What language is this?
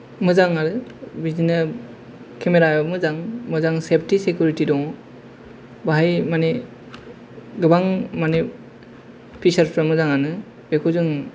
Bodo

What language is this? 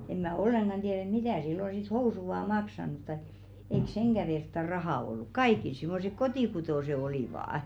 Finnish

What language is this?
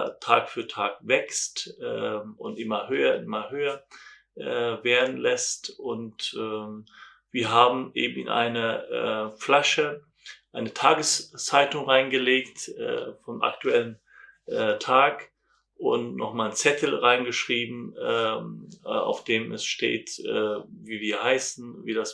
German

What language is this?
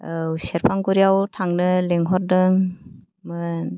Bodo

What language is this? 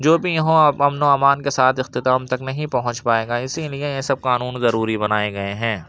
Urdu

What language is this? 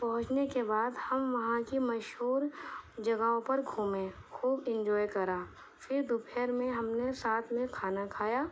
Urdu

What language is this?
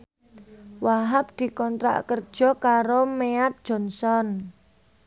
Javanese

